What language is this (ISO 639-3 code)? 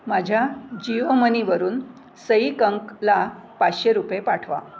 mar